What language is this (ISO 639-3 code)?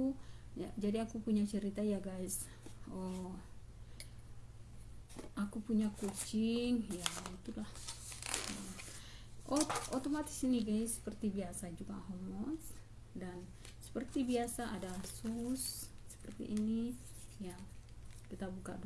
ind